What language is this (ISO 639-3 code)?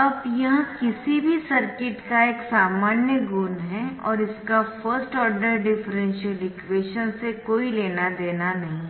hin